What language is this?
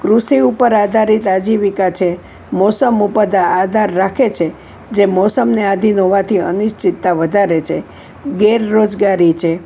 Gujarati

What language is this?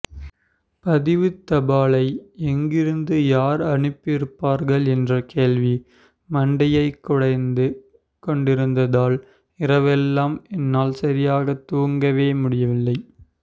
Tamil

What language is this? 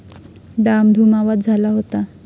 Marathi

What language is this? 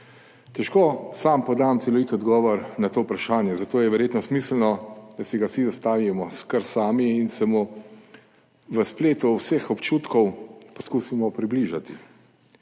Slovenian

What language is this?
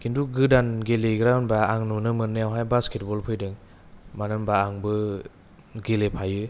Bodo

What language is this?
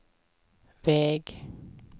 Swedish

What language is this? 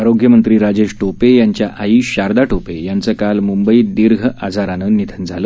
Marathi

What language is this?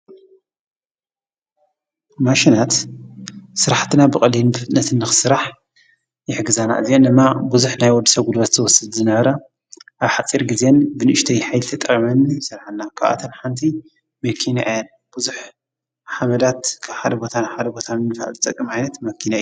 Tigrinya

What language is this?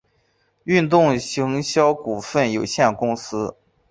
Chinese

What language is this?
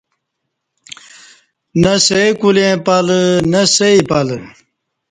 Kati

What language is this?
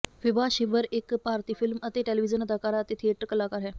Punjabi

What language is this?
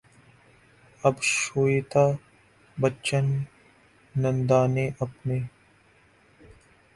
Urdu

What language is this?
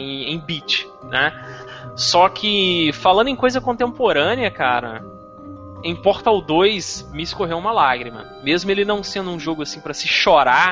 Portuguese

